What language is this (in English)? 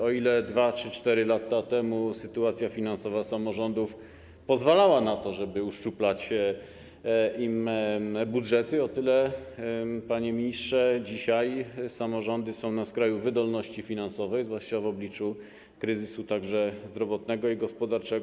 Polish